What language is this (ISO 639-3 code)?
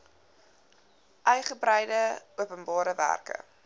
afr